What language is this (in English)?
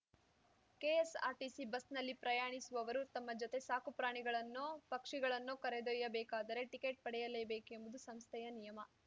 Kannada